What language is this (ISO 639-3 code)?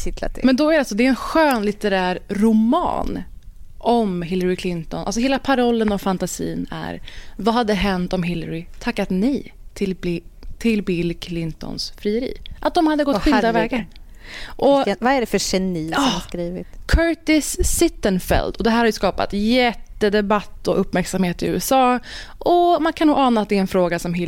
swe